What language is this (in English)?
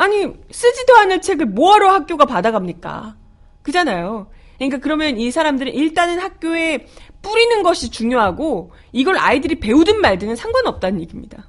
Korean